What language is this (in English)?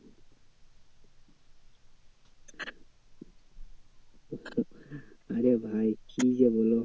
Bangla